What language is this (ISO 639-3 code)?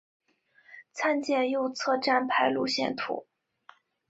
zho